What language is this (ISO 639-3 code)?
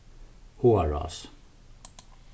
fao